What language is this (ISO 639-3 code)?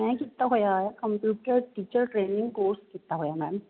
pan